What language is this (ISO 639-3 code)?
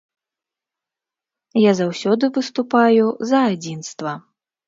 bel